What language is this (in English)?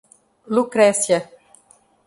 Portuguese